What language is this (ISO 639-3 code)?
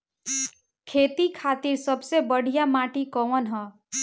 bho